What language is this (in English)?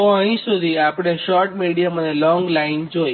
Gujarati